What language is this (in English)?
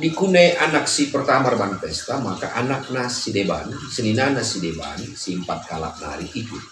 Indonesian